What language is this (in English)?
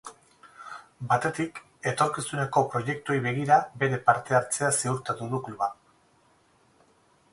Basque